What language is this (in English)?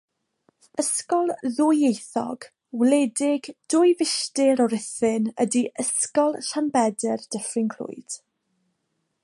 Welsh